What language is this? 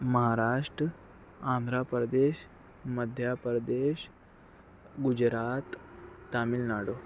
Urdu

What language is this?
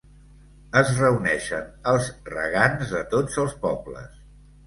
Catalan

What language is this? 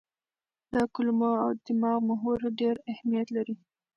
Pashto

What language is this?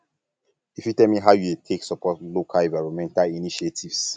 Nigerian Pidgin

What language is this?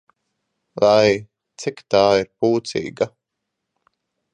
Latvian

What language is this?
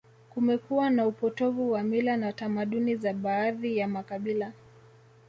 Swahili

